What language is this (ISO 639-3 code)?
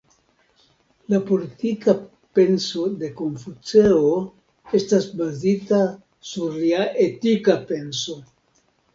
epo